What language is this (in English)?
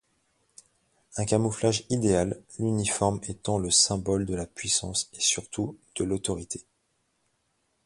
French